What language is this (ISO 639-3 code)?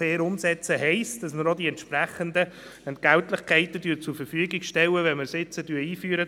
gsw